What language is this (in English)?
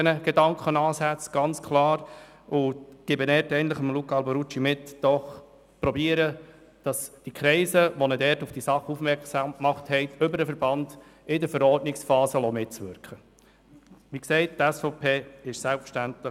Swiss German